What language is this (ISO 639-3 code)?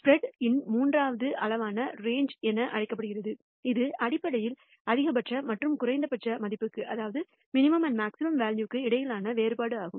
tam